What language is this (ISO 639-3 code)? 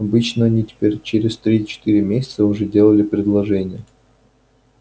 rus